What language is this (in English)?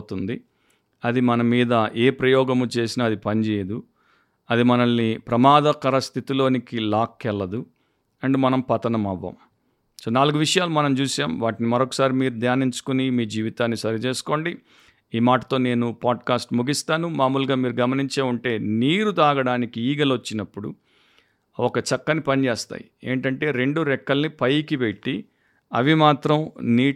Telugu